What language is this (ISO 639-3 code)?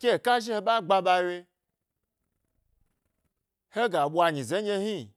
gby